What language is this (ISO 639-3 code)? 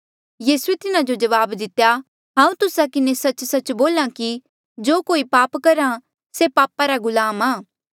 mjl